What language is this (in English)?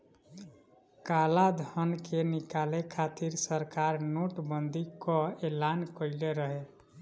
Bhojpuri